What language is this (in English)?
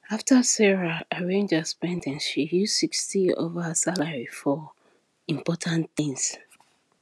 Nigerian Pidgin